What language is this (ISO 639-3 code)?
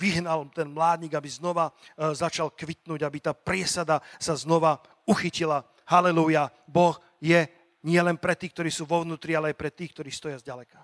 slk